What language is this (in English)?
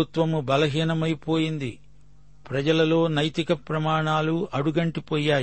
Telugu